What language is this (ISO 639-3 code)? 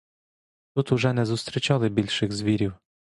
ukr